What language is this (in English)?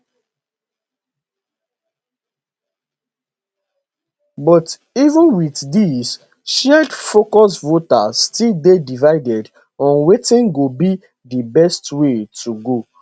Nigerian Pidgin